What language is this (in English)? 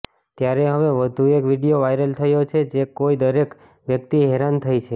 Gujarati